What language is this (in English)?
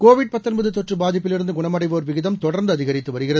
Tamil